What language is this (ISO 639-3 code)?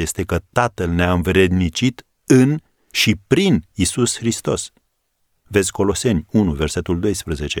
ron